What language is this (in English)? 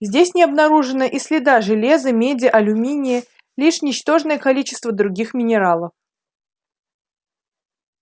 Russian